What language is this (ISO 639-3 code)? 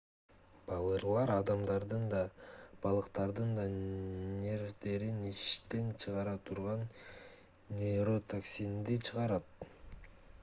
kir